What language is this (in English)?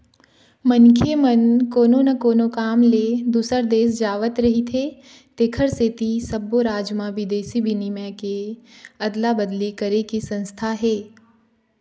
Chhattisgarhi